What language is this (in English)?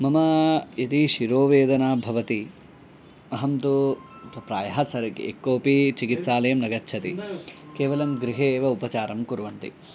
Sanskrit